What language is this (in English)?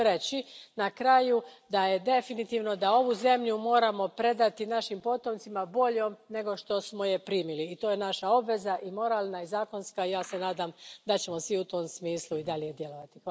Croatian